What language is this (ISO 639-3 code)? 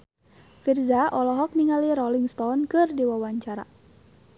sun